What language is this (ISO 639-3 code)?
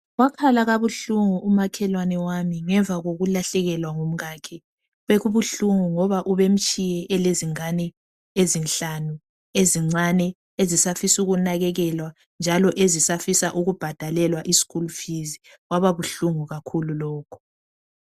nde